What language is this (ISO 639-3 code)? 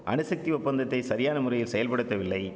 tam